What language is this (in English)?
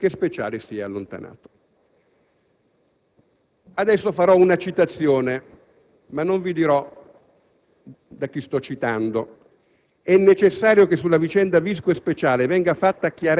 Italian